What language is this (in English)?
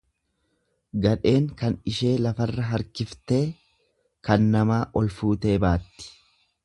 Oromo